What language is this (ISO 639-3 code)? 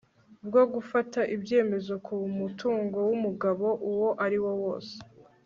kin